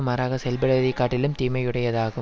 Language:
Tamil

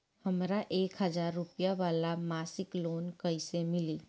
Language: Bhojpuri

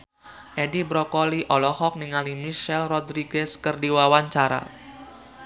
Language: Sundanese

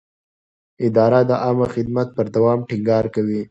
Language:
Pashto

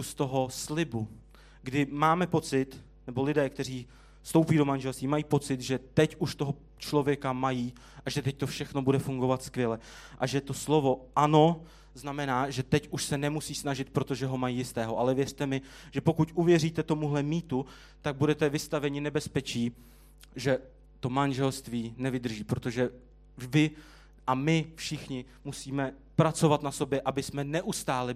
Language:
Czech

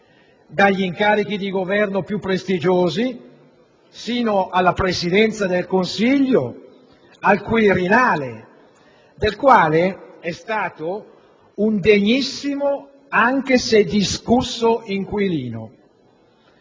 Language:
Italian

